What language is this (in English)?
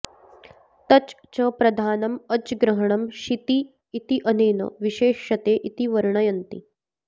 Sanskrit